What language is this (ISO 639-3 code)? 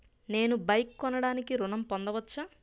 tel